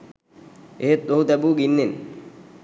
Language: Sinhala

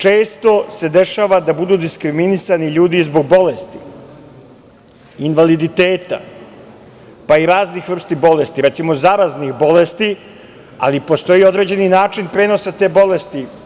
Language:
Serbian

